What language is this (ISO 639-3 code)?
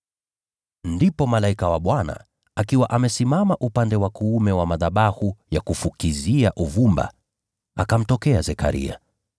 swa